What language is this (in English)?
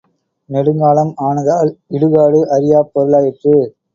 Tamil